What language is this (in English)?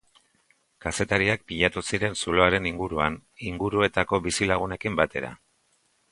Basque